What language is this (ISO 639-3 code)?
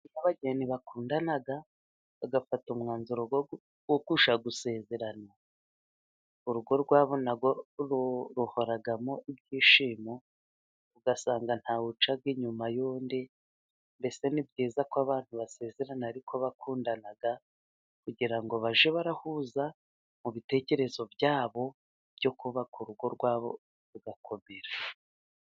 kin